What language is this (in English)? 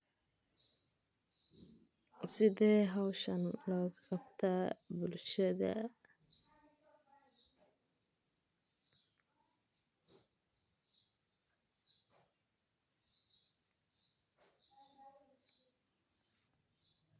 Somali